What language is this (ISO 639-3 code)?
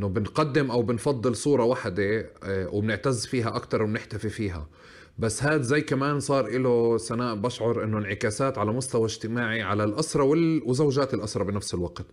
ara